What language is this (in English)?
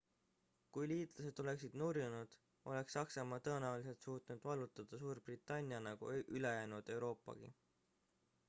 Estonian